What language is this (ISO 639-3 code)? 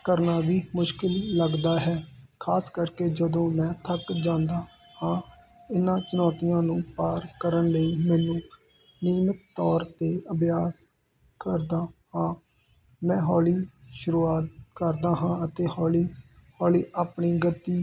pan